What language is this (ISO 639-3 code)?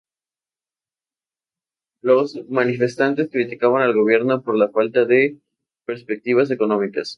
spa